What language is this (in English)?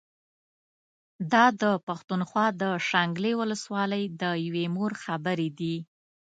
Pashto